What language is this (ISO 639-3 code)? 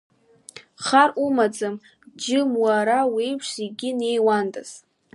abk